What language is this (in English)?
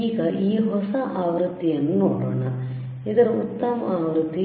Kannada